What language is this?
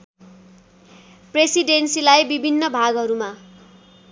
Nepali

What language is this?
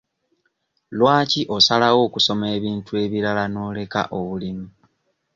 Ganda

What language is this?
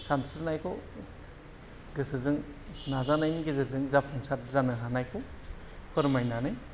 Bodo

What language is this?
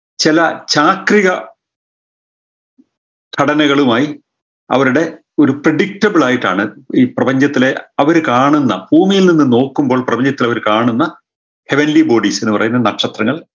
Malayalam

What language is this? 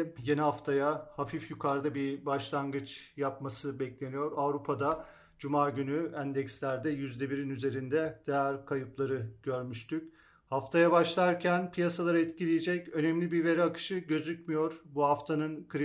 Turkish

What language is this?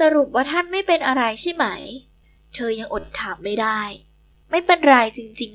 Thai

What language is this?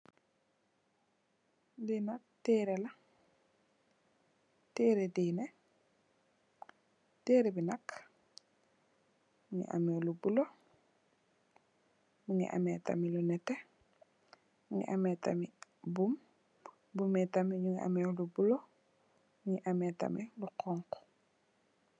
Wolof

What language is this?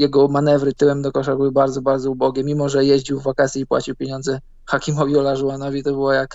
Polish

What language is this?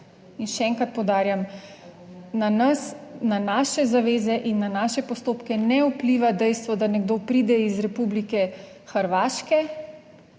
Slovenian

